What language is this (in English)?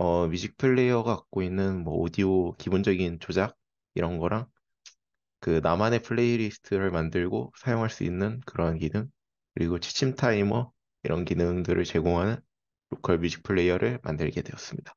Korean